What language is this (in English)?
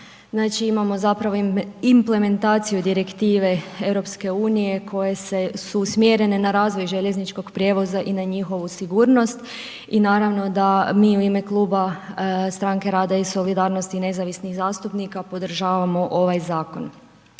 Croatian